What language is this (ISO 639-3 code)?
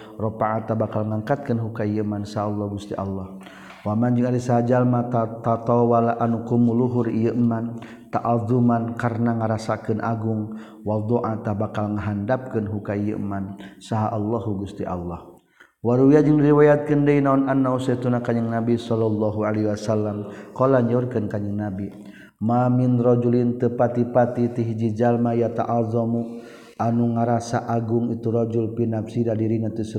msa